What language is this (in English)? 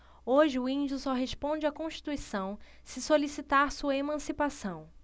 Portuguese